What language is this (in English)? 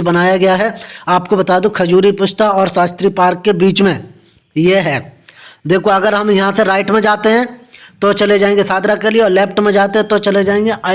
Hindi